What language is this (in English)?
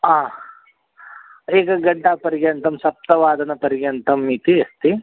Sanskrit